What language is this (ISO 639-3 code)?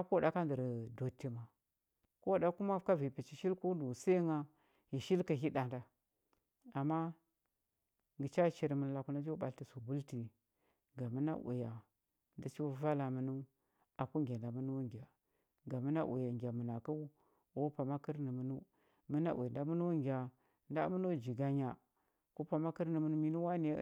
hbb